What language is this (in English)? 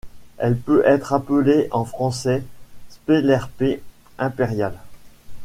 French